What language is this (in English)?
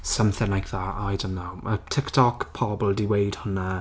Welsh